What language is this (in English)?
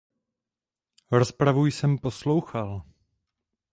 Czech